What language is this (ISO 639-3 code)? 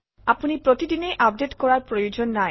asm